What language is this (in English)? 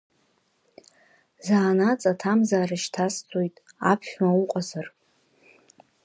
Abkhazian